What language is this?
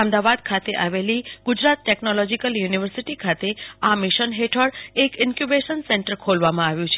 Gujarati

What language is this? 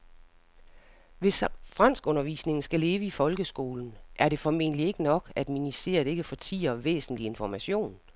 Danish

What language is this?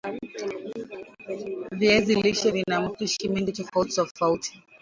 Swahili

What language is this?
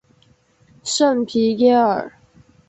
Chinese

